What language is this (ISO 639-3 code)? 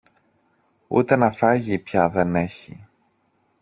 ell